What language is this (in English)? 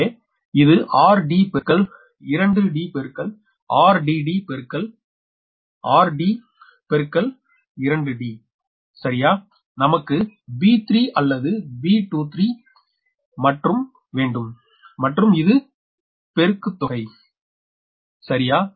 Tamil